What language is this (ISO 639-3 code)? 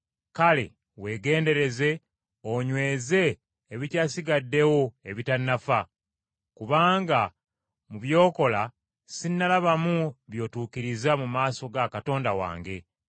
lug